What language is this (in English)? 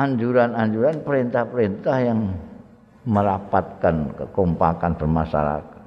Indonesian